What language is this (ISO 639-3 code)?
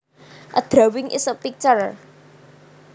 jav